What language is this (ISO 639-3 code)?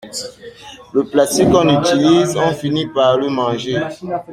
fra